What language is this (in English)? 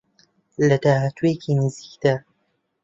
Central Kurdish